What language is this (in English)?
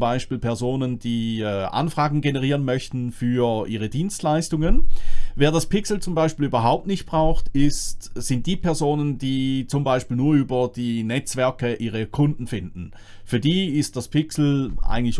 German